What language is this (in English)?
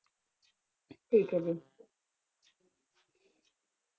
Punjabi